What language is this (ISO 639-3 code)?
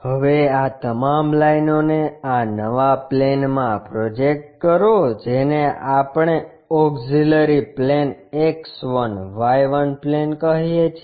guj